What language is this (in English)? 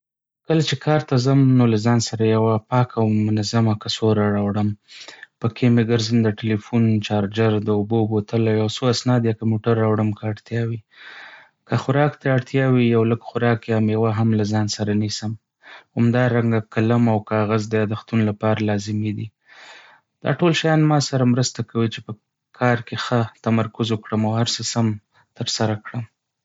Pashto